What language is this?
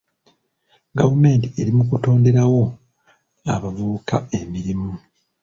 Ganda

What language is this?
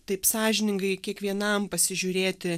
Lithuanian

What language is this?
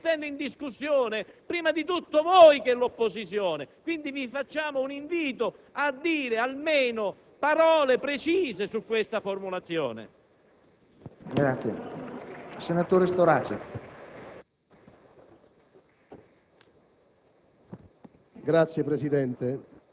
Italian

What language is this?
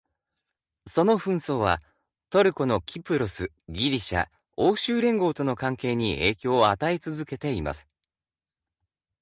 Japanese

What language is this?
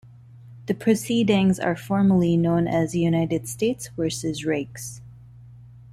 English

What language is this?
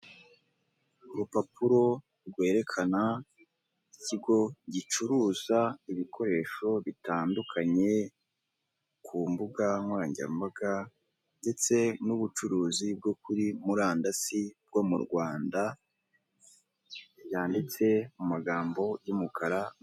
Kinyarwanda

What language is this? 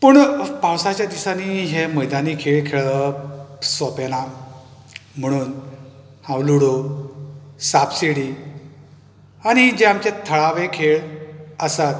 Konkani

